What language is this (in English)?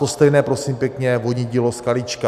Czech